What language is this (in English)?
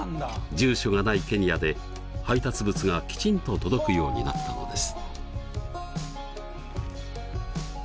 Japanese